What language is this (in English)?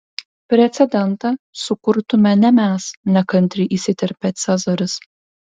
Lithuanian